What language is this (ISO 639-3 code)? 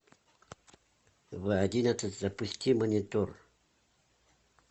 rus